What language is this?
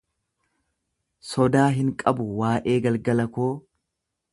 Oromo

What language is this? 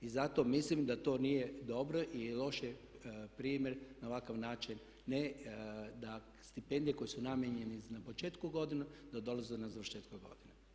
Croatian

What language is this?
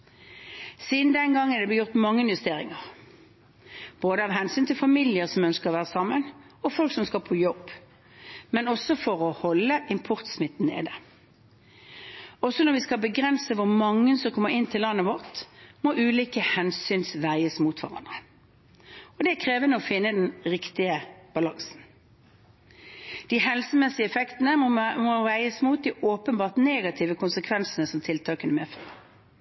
Norwegian Bokmål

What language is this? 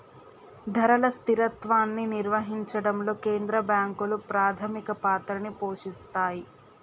Telugu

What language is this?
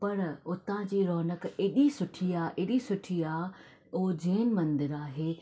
Sindhi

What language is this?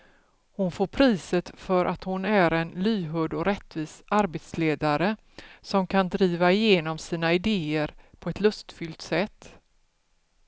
Swedish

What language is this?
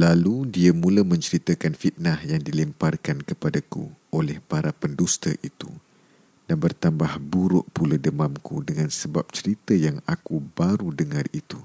Malay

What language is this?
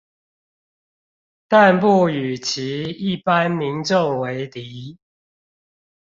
Chinese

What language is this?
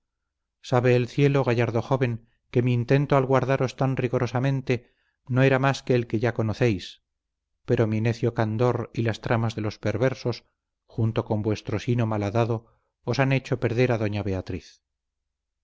Spanish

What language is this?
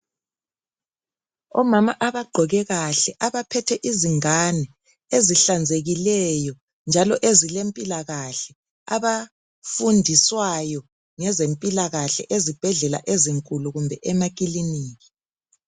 North Ndebele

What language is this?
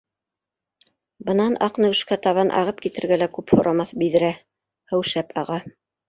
Bashkir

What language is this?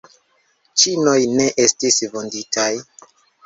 Esperanto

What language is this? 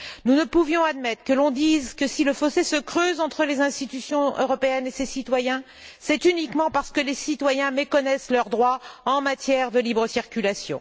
French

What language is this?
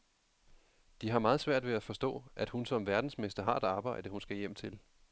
Danish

